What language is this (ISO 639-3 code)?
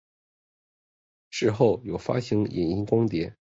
zho